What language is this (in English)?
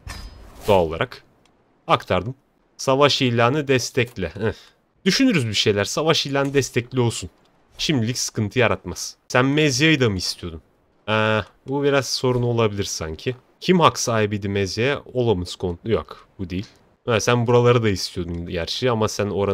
Turkish